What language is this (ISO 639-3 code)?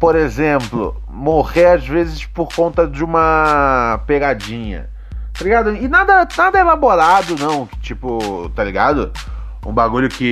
por